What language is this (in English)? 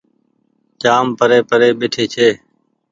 Goaria